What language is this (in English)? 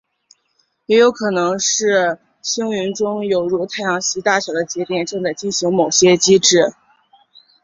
Chinese